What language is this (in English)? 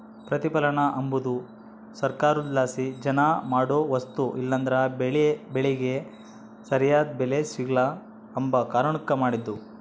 Kannada